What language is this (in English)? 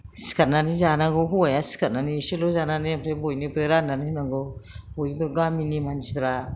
Bodo